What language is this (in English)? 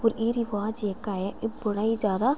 Dogri